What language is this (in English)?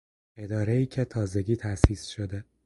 Persian